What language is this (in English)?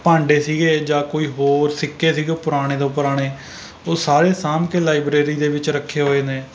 Punjabi